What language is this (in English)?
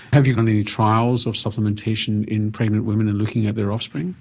English